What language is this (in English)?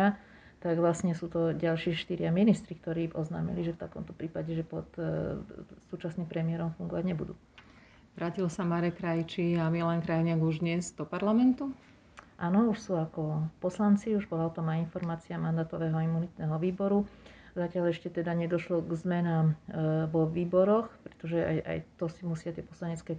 Slovak